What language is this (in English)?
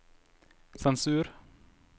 Norwegian